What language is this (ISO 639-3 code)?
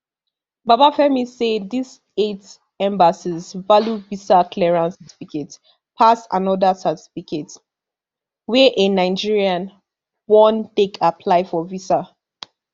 pcm